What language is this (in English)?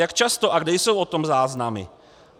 Czech